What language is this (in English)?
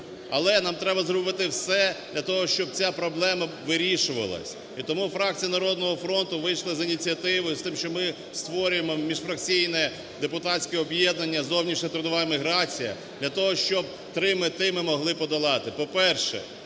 Ukrainian